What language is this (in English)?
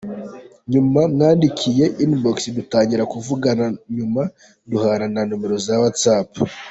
Kinyarwanda